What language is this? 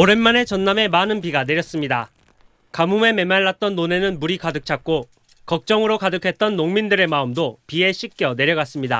Korean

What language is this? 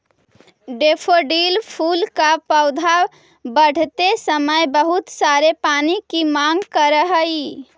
Magahi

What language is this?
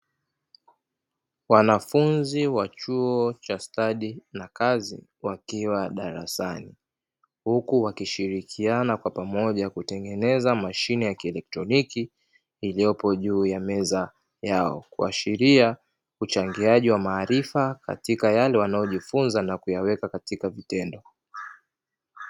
Swahili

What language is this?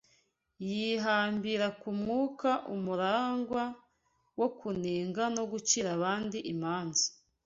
Kinyarwanda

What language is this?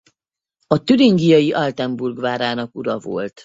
Hungarian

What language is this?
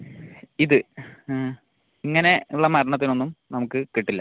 Malayalam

